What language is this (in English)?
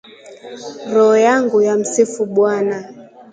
Swahili